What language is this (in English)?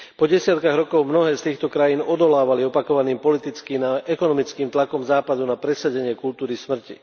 Slovak